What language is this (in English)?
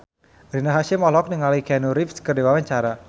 Sundanese